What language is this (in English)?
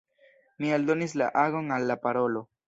Esperanto